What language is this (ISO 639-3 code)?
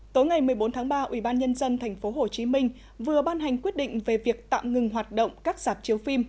vie